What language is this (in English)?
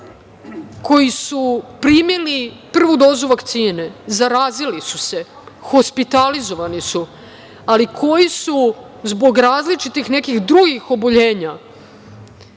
Serbian